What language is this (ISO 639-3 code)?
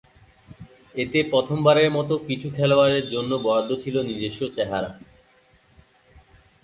ben